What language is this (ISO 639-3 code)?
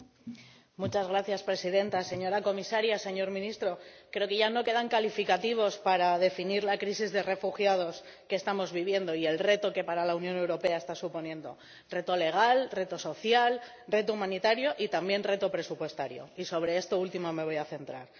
spa